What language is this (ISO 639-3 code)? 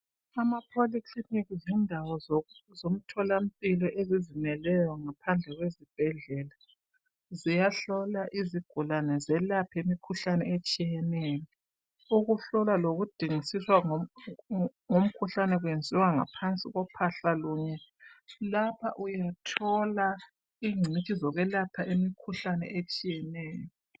nde